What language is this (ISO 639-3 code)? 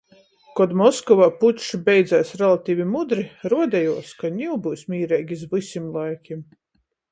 ltg